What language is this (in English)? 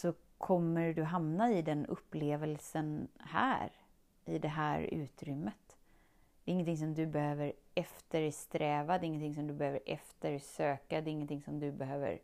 Swedish